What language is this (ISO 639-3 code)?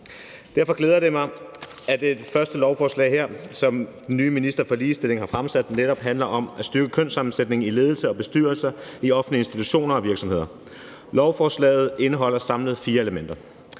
dan